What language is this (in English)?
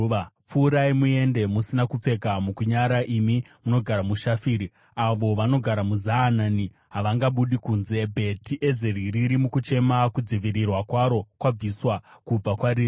Shona